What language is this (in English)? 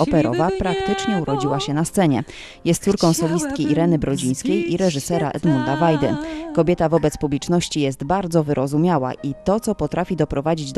Polish